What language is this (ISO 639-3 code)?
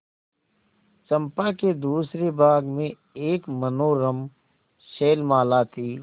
hin